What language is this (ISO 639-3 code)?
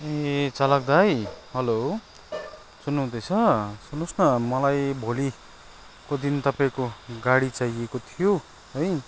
nep